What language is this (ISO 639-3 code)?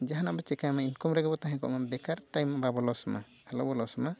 sat